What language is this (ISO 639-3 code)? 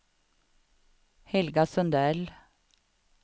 swe